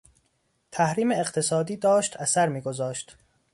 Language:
Persian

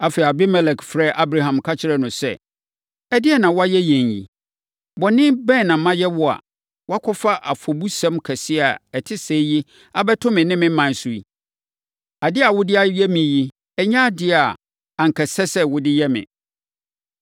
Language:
Akan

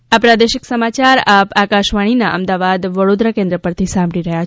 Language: Gujarati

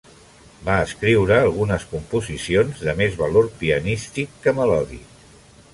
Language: Catalan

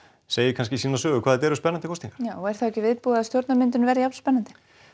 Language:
Icelandic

